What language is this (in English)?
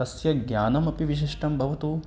Sanskrit